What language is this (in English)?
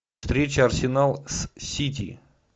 Russian